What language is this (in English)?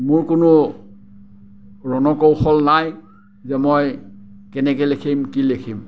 Assamese